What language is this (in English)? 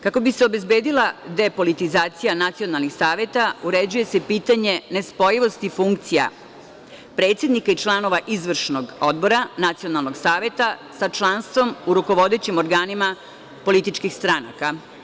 Serbian